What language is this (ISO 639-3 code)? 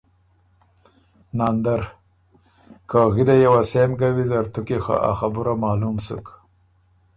oru